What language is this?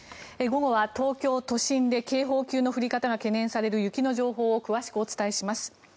Japanese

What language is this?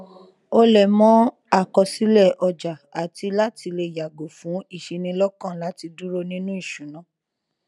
Yoruba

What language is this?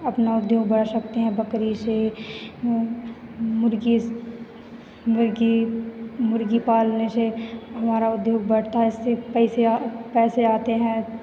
Hindi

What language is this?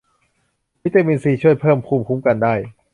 Thai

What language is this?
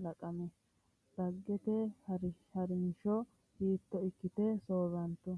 Sidamo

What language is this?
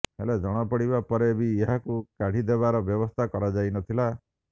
Odia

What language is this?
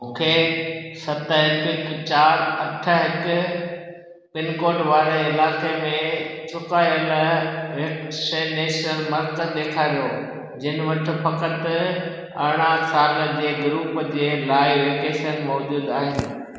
Sindhi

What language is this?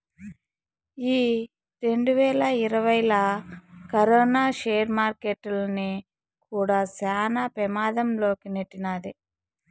Telugu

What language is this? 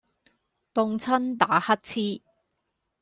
Cantonese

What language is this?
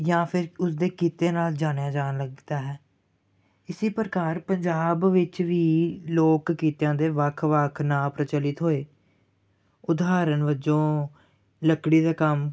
Punjabi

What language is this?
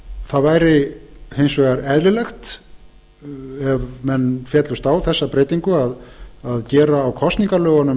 Icelandic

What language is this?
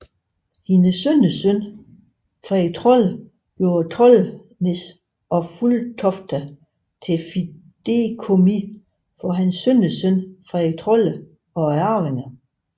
Danish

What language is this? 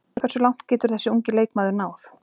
Icelandic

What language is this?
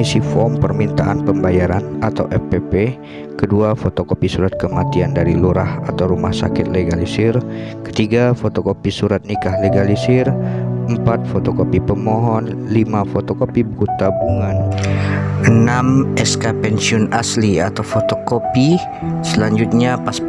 Indonesian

